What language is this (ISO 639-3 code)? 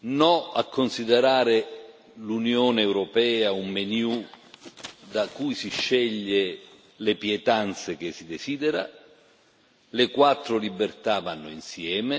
ita